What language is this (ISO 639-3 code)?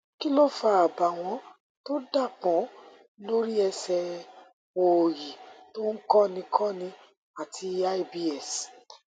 yor